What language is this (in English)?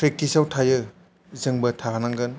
Bodo